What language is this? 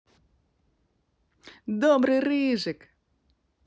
Russian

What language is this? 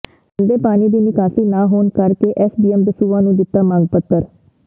Punjabi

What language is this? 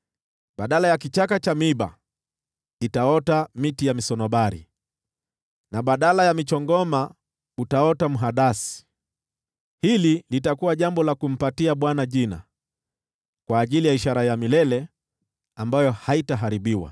Swahili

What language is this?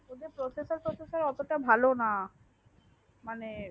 Bangla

